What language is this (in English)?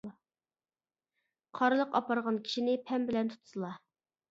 Uyghur